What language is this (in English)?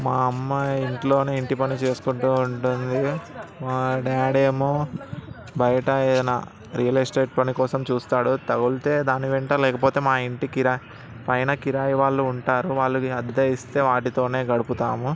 Telugu